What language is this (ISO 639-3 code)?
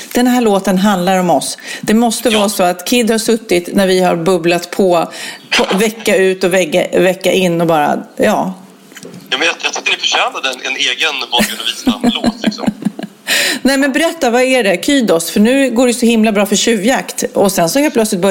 swe